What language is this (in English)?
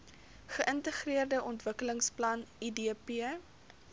Afrikaans